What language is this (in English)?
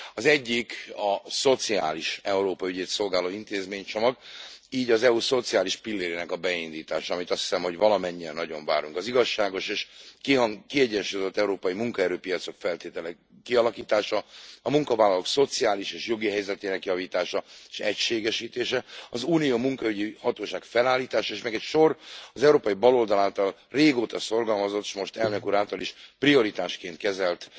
Hungarian